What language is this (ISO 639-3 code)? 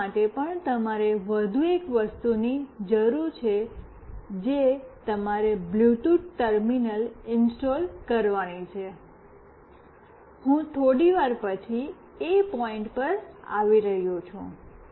guj